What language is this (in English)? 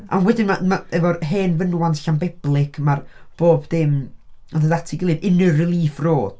Welsh